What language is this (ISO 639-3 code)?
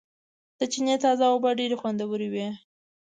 pus